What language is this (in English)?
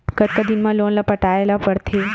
Chhattisgarhi